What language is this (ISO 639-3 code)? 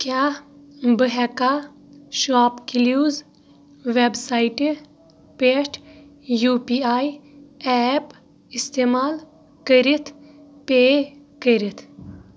kas